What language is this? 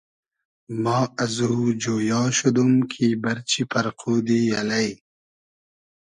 Hazaragi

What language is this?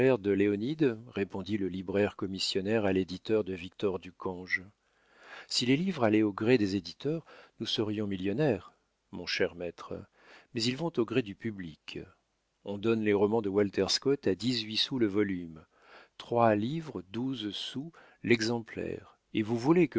French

